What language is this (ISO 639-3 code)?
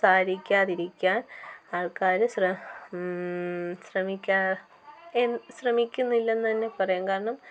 mal